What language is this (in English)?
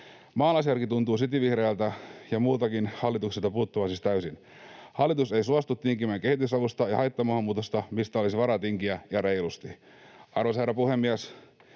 Finnish